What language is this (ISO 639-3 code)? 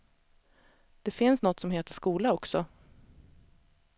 swe